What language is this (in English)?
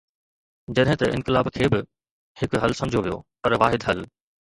Sindhi